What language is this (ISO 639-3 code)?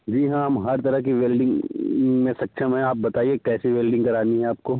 hin